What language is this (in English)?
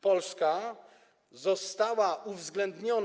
Polish